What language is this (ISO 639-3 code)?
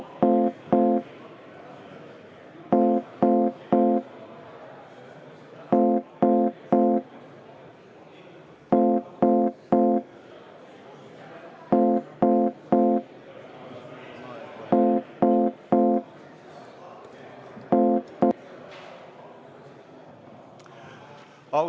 est